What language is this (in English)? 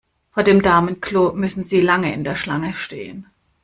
German